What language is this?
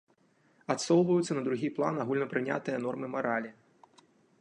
Belarusian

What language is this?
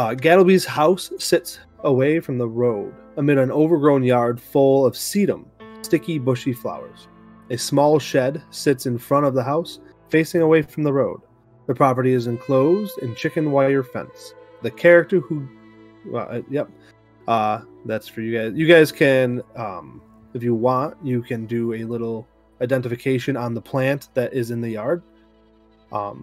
English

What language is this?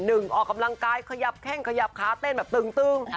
Thai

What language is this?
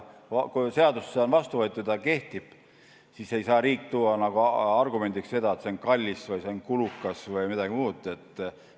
Estonian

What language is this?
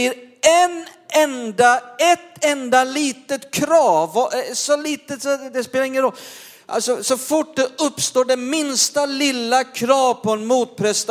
Swedish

